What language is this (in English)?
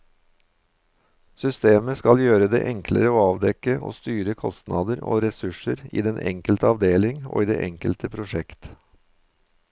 Norwegian